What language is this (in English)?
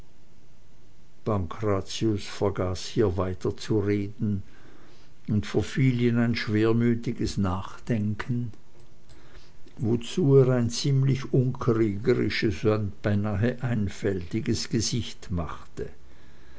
German